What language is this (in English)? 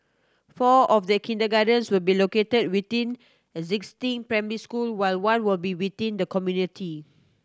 English